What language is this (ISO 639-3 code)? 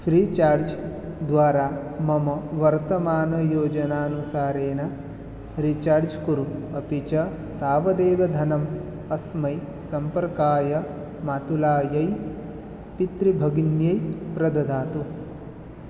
san